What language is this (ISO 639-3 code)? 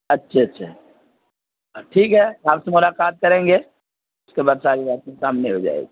urd